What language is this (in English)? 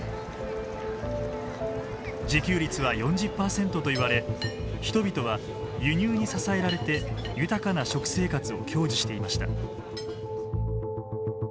Japanese